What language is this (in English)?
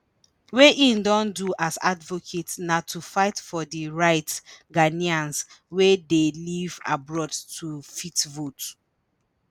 Nigerian Pidgin